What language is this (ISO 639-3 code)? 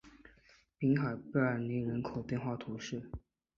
zho